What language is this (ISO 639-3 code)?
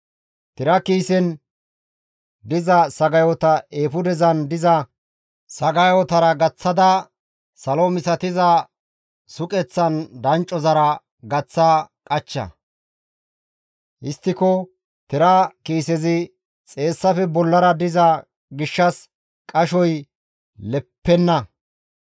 gmv